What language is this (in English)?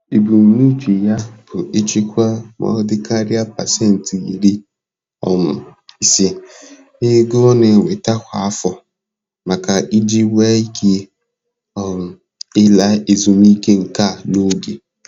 Igbo